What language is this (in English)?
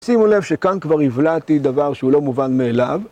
Hebrew